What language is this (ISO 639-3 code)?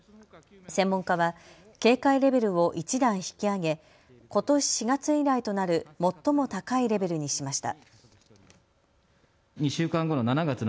jpn